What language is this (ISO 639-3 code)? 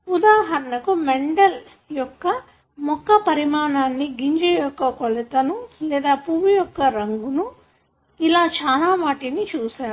tel